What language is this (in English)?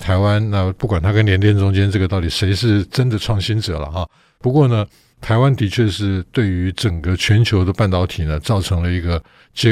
Chinese